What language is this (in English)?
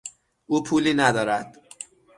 Persian